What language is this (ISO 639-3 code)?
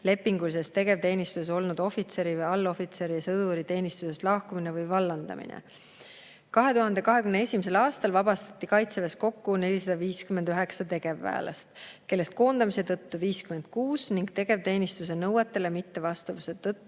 est